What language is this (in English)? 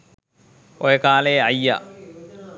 Sinhala